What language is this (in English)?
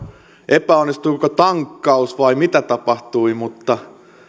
Finnish